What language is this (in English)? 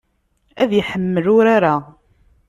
Kabyle